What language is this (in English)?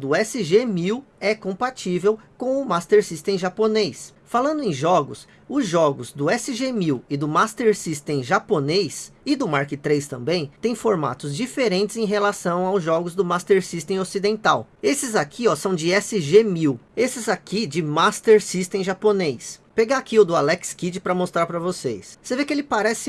Portuguese